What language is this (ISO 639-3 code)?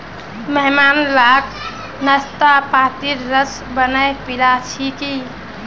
mag